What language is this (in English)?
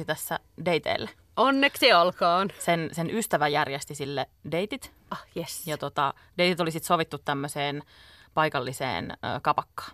Finnish